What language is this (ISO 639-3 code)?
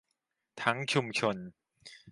tha